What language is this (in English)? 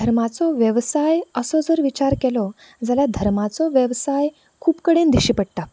Konkani